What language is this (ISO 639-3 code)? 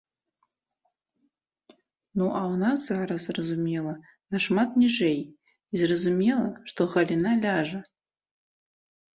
bel